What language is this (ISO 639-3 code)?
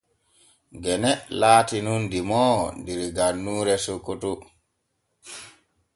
fue